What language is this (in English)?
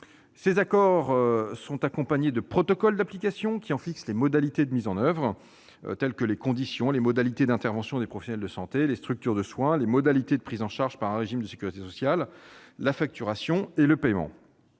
French